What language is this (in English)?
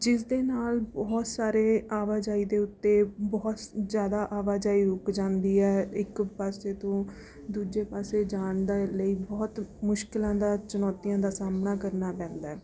Punjabi